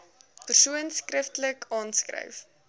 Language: Afrikaans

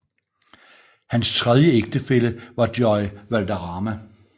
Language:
Danish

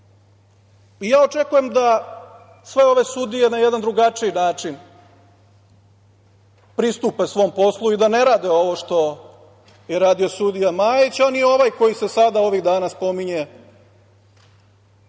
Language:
Serbian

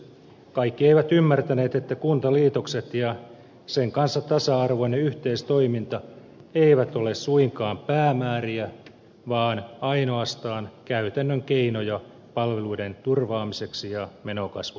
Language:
Finnish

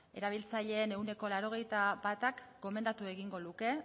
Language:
Basque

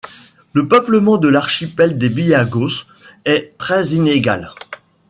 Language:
French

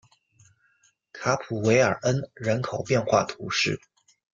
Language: Chinese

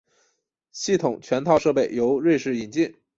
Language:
Chinese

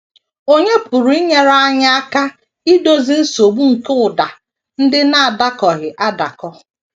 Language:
Igbo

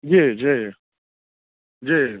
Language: Maithili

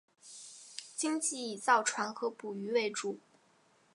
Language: Chinese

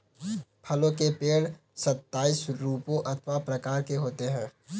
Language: Hindi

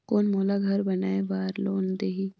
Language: Chhattisgarhi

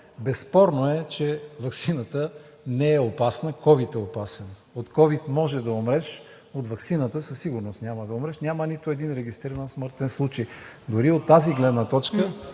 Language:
Bulgarian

